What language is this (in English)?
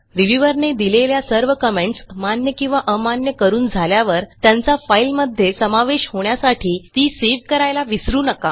Marathi